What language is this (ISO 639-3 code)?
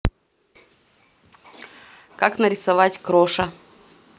rus